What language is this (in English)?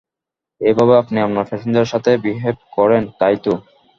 Bangla